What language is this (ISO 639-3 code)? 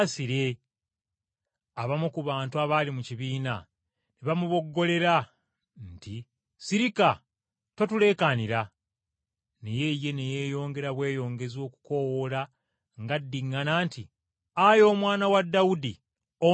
lug